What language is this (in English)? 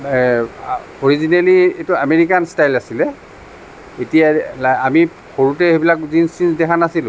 Assamese